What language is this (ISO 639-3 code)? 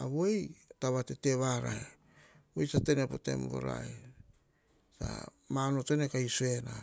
hah